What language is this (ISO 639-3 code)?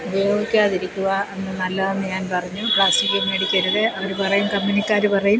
mal